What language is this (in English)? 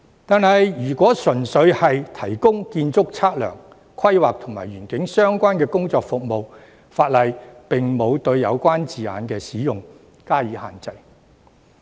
Cantonese